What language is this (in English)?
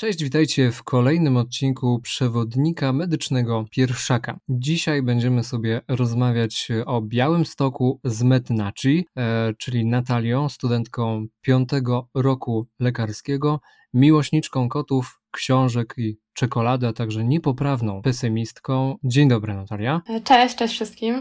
Polish